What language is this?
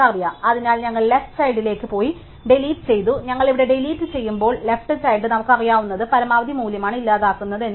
Malayalam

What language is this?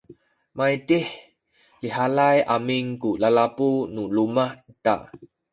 Sakizaya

